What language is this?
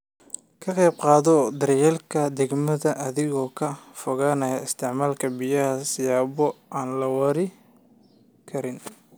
Somali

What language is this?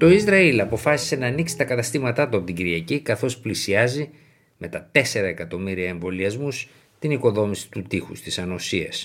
Greek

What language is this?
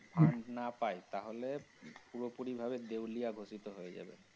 Bangla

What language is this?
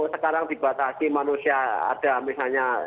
Indonesian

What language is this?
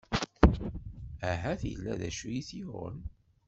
Kabyle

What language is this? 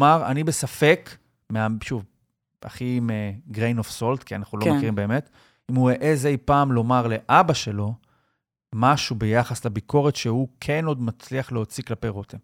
Hebrew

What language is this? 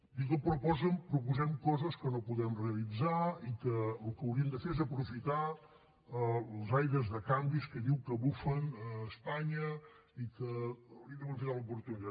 Catalan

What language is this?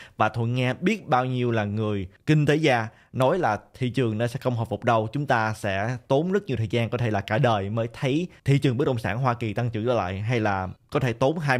Vietnamese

